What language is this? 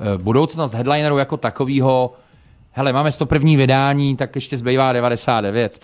Czech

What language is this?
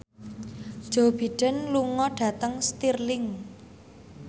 Javanese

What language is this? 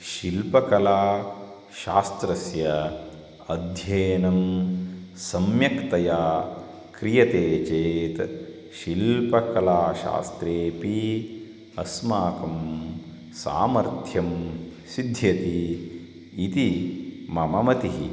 Sanskrit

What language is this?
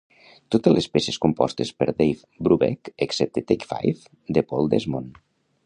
Catalan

